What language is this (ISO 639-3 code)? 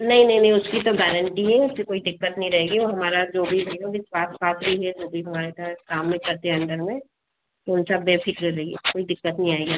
hin